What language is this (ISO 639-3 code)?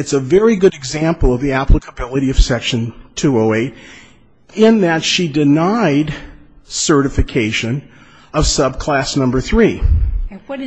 eng